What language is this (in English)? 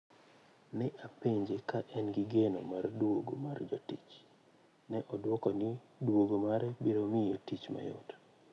Luo (Kenya and Tanzania)